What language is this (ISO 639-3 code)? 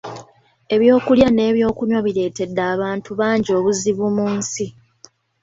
lug